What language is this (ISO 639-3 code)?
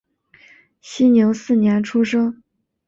zho